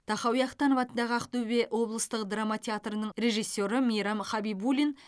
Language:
Kazakh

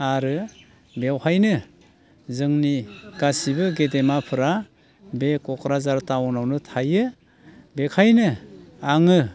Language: Bodo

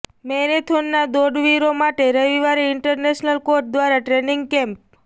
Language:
Gujarati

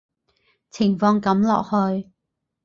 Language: Cantonese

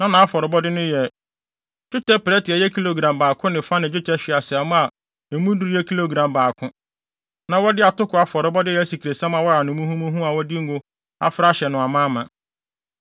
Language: Akan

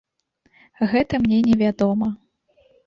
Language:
Belarusian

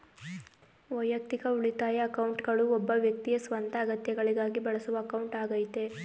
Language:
Kannada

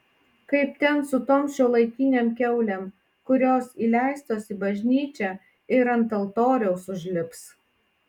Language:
Lithuanian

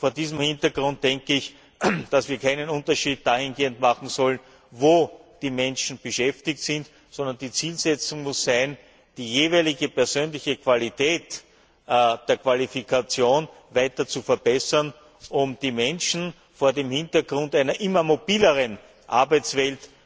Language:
German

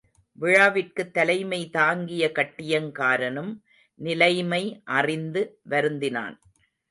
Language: Tamil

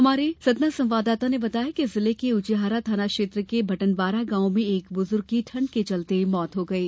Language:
Hindi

